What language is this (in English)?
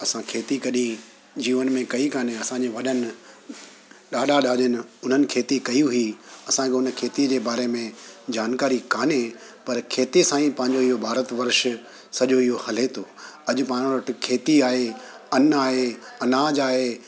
Sindhi